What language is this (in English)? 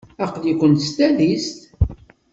Kabyle